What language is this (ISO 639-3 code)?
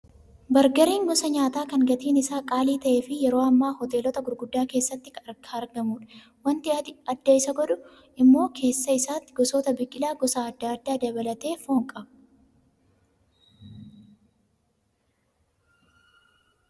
orm